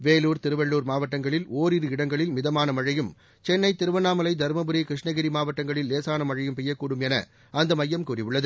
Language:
Tamil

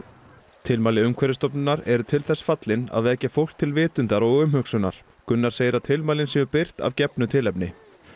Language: Icelandic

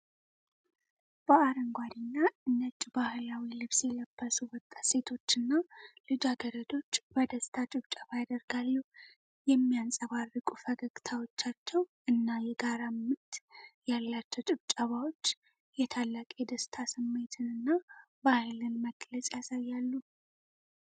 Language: Amharic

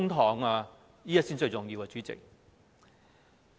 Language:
Cantonese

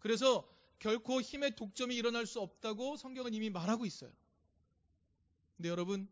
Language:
Korean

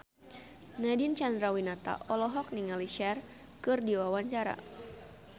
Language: Sundanese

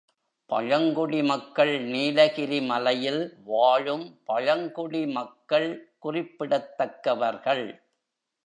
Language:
Tamil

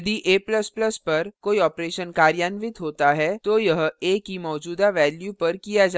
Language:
Hindi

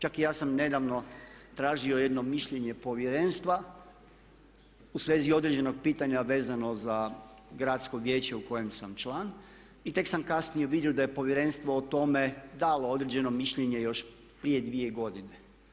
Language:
Croatian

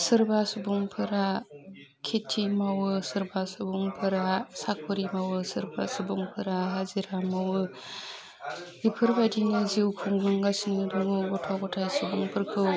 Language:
Bodo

